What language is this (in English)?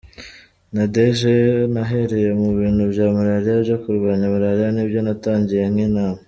Kinyarwanda